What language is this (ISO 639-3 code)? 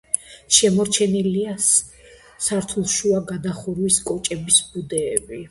kat